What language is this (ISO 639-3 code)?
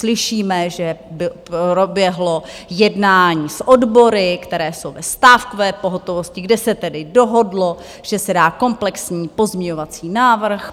ces